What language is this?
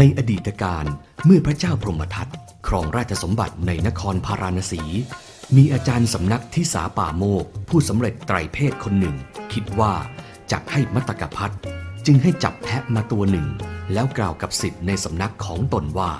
Thai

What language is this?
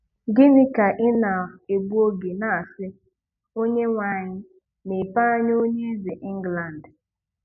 Igbo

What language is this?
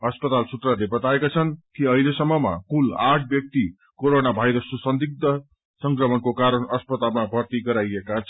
Nepali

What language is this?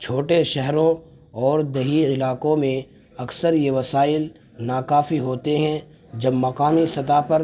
Urdu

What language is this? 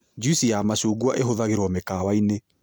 Kikuyu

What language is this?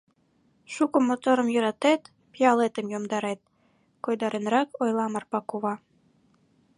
Mari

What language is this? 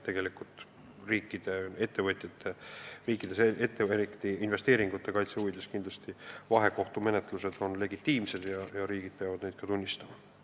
Estonian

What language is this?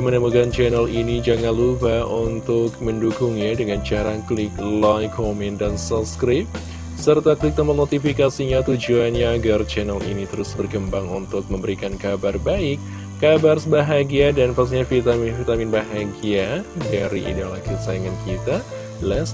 Indonesian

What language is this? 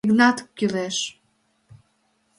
Mari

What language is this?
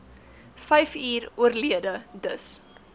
Afrikaans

